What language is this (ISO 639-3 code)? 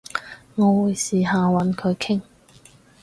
yue